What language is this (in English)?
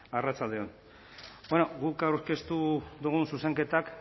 Basque